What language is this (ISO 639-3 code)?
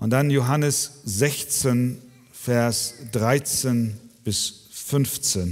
deu